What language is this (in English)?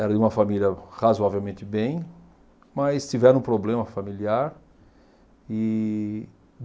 Portuguese